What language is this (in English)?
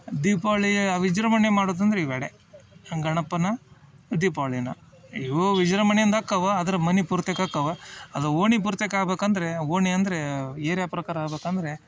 Kannada